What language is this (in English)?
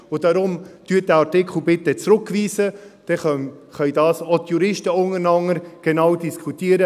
Swiss German